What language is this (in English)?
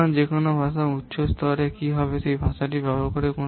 Bangla